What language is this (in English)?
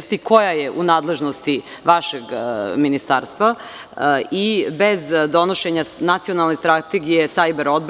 Serbian